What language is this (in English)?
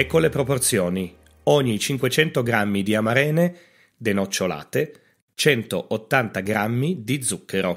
Italian